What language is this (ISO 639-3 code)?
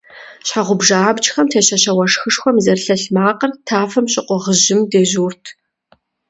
kbd